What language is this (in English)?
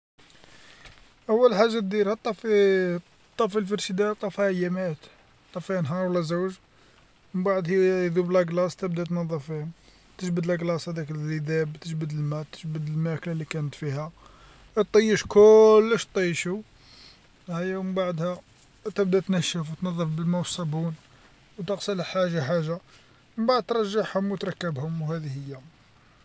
Algerian Arabic